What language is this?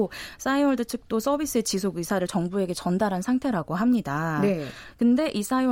Korean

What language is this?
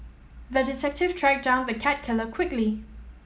English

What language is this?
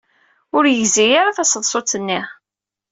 Kabyle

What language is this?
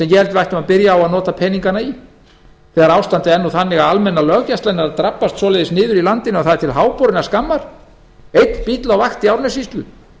Icelandic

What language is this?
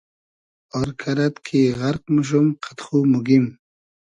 Hazaragi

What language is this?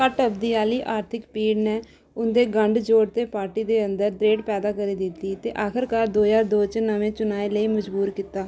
Dogri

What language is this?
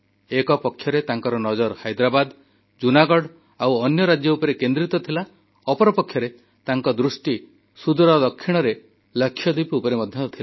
Odia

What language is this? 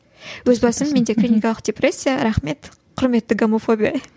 Kazakh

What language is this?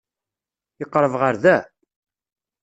Kabyle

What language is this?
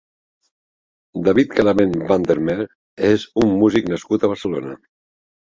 Catalan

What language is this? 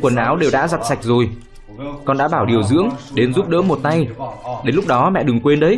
Vietnamese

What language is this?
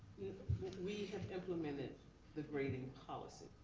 English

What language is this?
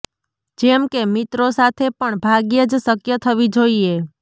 Gujarati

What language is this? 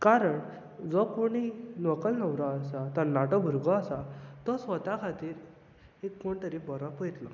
Konkani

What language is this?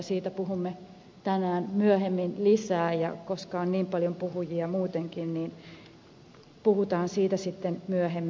Finnish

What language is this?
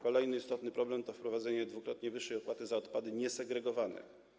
Polish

